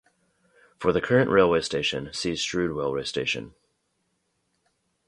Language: English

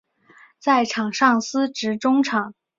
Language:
Chinese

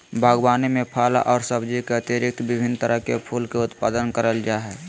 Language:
Magahi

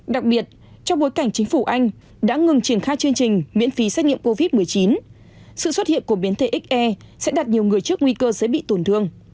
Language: Vietnamese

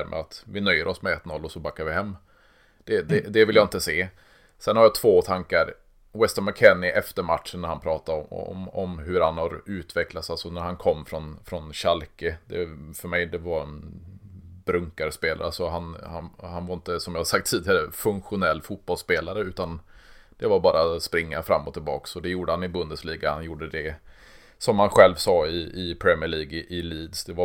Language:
Swedish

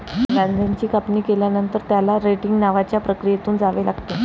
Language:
Marathi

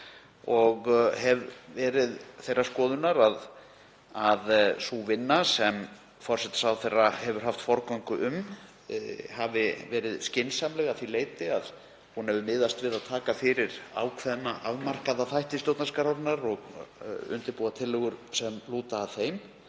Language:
Icelandic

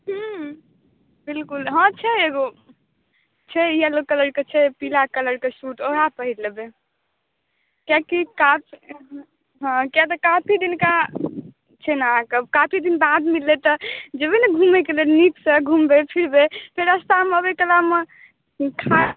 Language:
Maithili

